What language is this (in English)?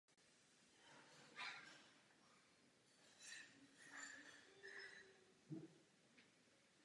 Czech